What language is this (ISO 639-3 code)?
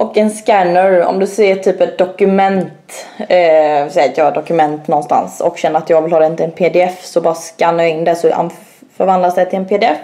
swe